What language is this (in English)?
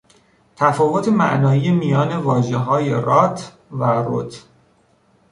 Persian